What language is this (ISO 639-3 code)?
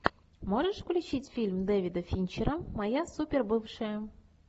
rus